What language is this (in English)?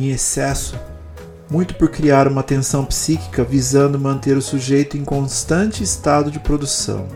Portuguese